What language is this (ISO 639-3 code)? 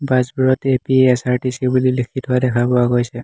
asm